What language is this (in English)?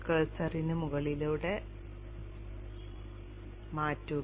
Malayalam